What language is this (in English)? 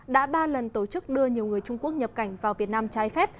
Vietnamese